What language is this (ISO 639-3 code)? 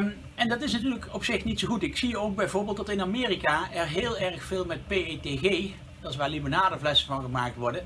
nld